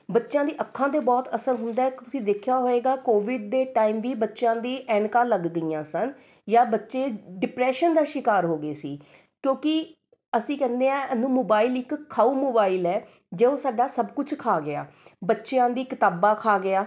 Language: Punjabi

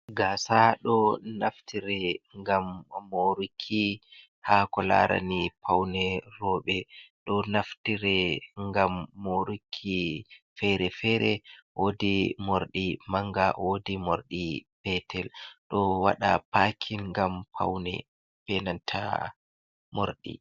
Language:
Fula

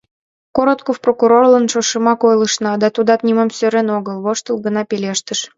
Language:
Mari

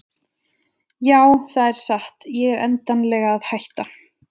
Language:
Icelandic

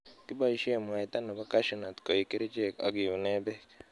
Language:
Kalenjin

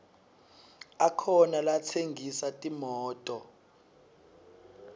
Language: Swati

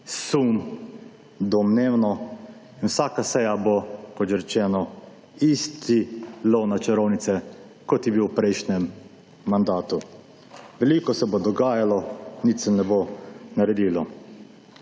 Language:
Slovenian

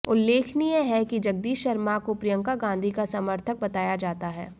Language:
Hindi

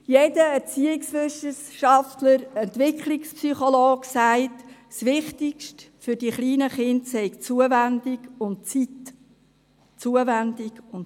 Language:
Swiss German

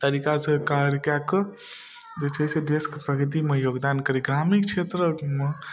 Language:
Maithili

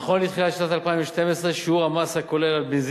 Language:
Hebrew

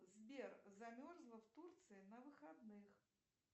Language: Russian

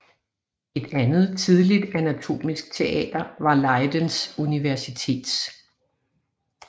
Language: Danish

